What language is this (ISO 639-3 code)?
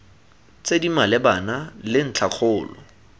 tsn